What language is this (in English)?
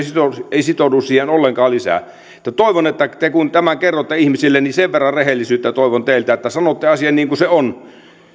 Finnish